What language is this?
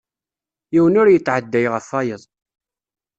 Kabyle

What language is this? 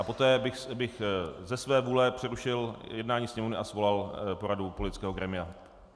Czech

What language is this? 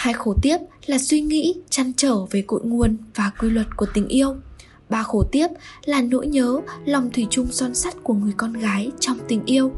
Vietnamese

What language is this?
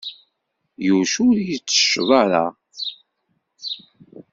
Kabyle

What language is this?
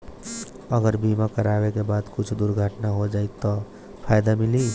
Bhojpuri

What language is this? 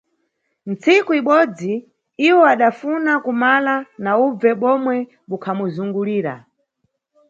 Nyungwe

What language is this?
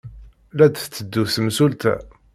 Kabyle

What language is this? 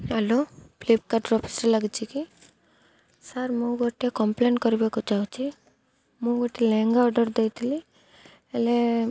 Odia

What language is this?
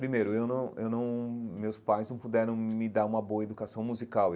Portuguese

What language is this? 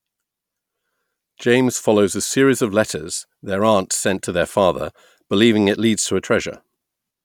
English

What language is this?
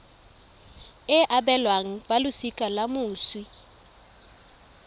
Tswana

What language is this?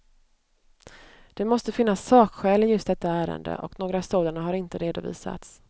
Swedish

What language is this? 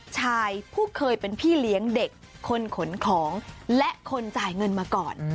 Thai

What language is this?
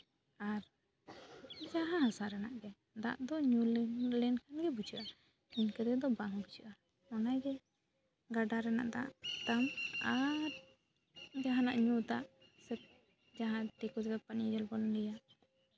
Santali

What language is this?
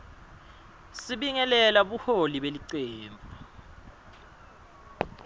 Swati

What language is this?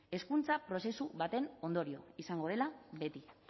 Basque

